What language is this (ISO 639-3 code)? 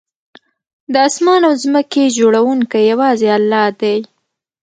pus